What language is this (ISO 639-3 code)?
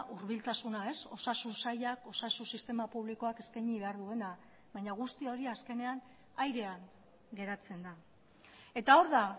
eus